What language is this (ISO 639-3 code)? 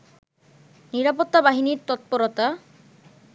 ben